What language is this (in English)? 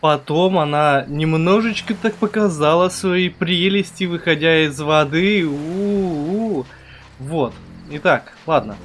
Russian